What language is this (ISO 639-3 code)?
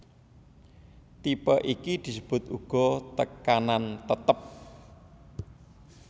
jav